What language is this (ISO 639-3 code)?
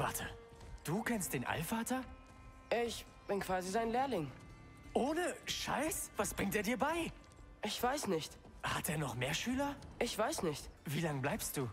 deu